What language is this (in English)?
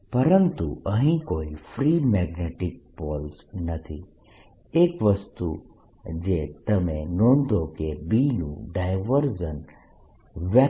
Gujarati